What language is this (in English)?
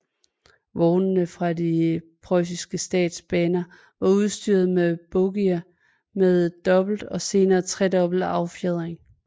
Danish